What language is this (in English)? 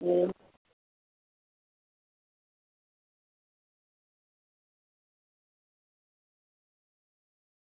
Gujarati